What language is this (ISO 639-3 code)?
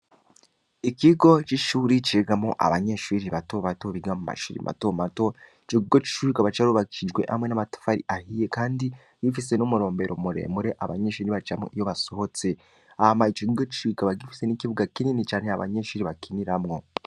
run